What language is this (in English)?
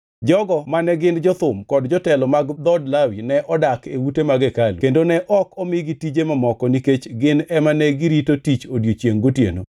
Luo (Kenya and Tanzania)